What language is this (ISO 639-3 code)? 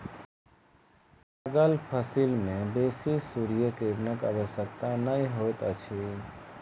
mai